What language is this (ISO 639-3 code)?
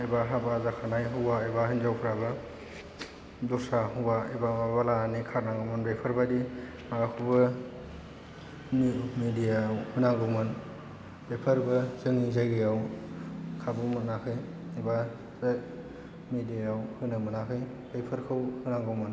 brx